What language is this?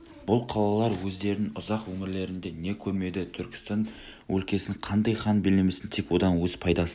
Kazakh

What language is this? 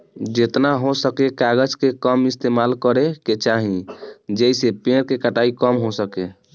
Bhojpuri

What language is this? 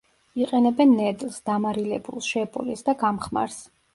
Georgian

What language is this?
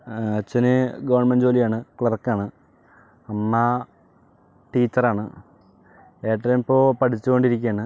Malayalam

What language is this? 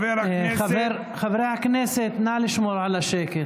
Hebrew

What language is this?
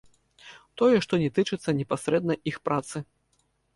Belarusian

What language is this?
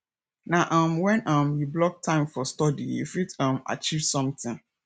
Nigerian Pidgin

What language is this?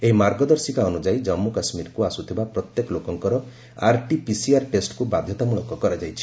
Odia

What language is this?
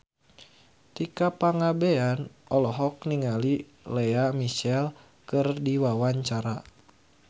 Sundanese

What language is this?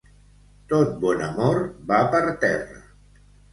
Catalan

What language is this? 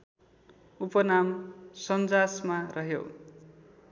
Nepali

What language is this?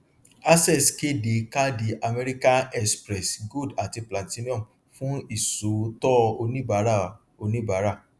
Yoruba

